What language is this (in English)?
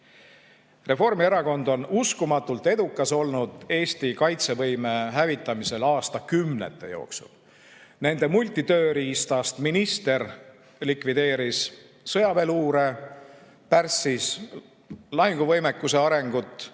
Estonian